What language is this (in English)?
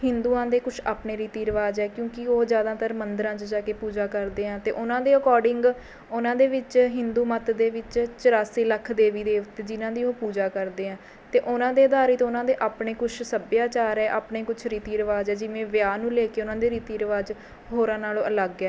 Punjabi